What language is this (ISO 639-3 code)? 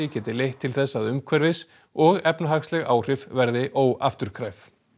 isl